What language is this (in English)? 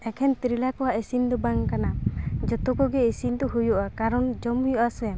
Santali